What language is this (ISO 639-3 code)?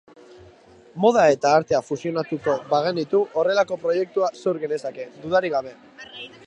eus